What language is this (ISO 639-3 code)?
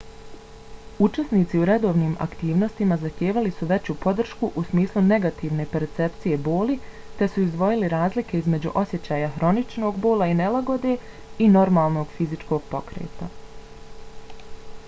bos